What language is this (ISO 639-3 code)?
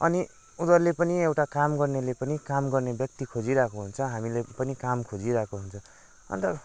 nep